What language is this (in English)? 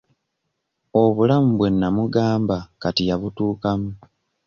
Ganda